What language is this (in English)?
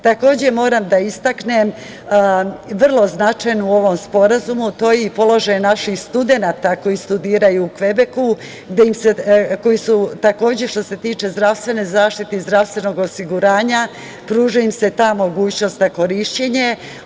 Serbian